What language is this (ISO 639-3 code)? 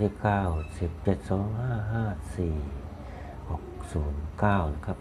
tha